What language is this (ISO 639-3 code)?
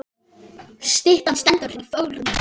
isl